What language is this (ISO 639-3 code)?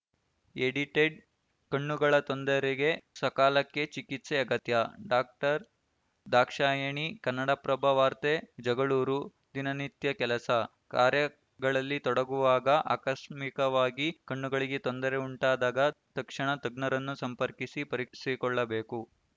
kan